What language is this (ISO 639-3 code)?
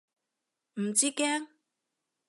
yue